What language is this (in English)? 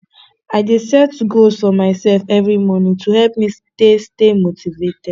Nigerian Pidgin